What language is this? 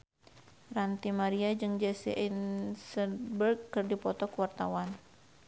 Sundanese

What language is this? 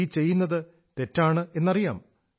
Malayalam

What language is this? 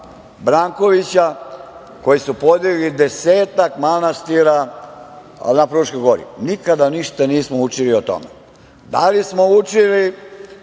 Serbian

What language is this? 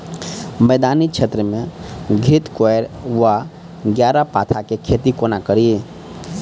Maithili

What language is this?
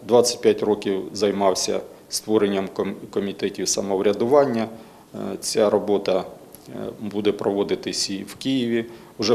Ukrainian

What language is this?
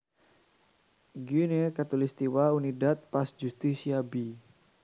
Javanese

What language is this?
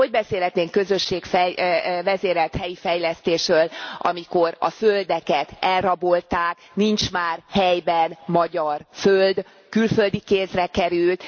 Hungarian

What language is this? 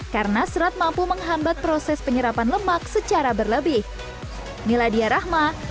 Indonesian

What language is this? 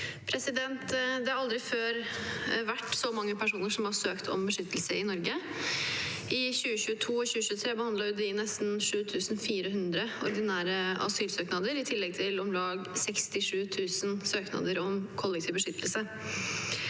Norwegian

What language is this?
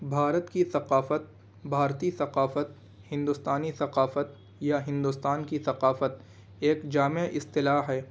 Urdu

